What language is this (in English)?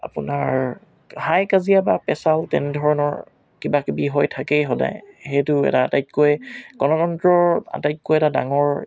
Assamese